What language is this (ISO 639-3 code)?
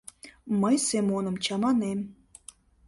chm